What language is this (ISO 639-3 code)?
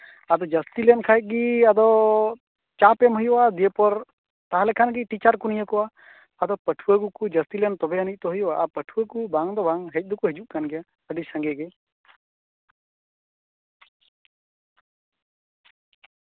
sat